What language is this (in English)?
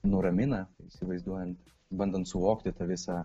Lithuanian